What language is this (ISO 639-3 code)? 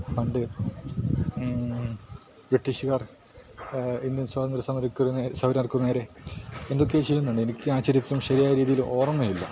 mal